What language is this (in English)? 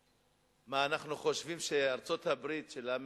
Hebrew